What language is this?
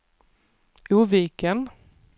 Swedish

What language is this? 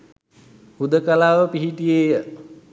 Sinhala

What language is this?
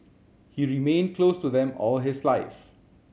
English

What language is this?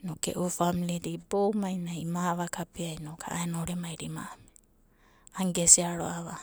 Abadi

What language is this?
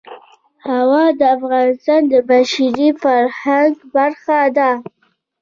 Pashto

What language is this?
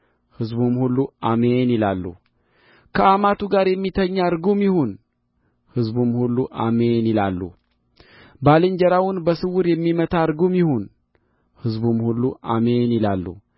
Amharic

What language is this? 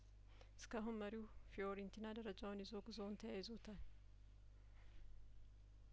Amharic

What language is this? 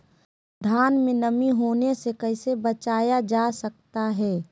Magahi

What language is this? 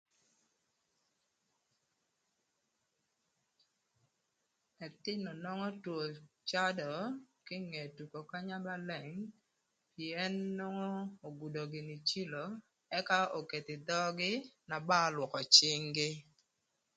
Thur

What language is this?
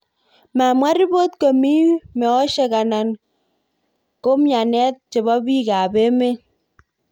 Kalenjin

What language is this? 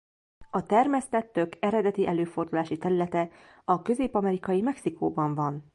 Hungarian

